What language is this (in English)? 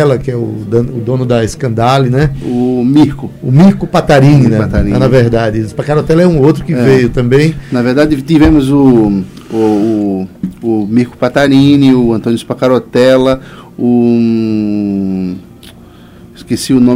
Portuguese